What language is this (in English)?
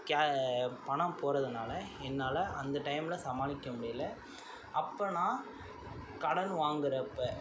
Tamil